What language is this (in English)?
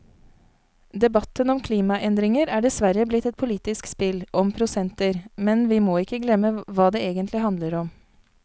Norwegian